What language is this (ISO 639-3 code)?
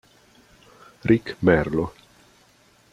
ita